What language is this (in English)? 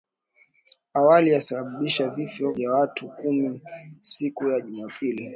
Swahili